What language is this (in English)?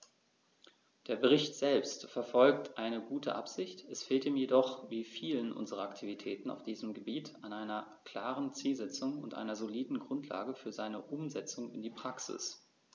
German